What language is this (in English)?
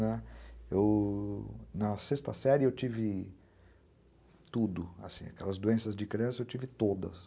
Portuguese